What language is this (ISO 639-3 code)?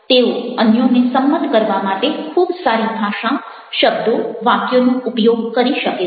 guj